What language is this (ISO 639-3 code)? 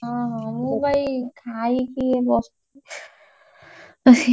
ori